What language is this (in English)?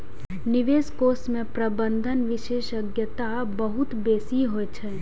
Maithili